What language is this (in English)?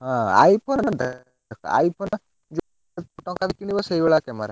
Odia